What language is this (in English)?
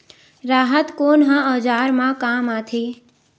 Chhattisgarhi